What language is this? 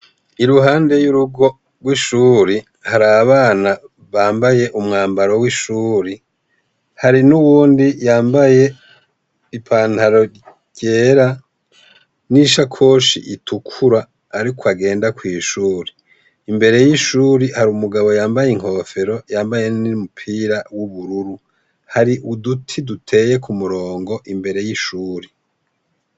Rundi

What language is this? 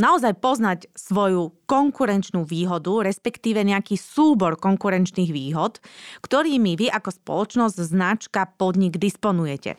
Slovak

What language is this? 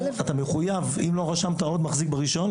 Hebrew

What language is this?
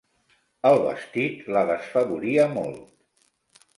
Catalan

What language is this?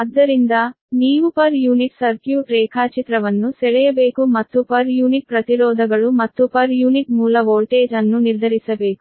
Kannada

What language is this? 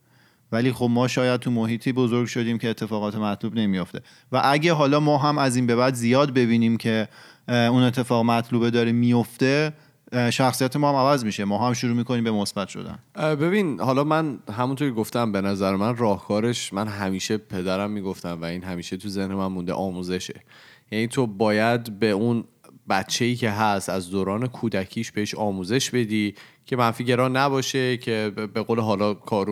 Persian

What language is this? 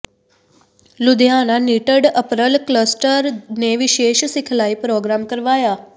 Punjabi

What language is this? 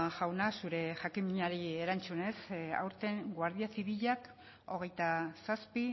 Basque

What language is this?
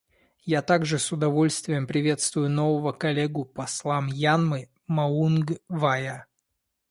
Russian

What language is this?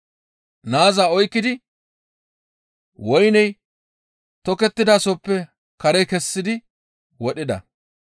Gamo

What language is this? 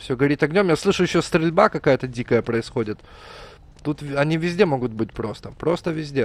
Russian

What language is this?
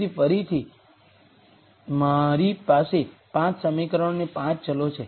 Gujarati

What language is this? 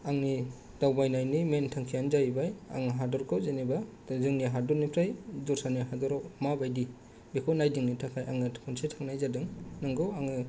Bodo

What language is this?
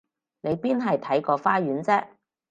Cantonese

